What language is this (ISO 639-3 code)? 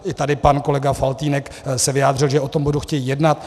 ces